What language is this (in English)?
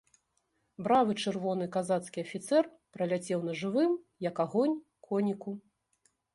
Belarusian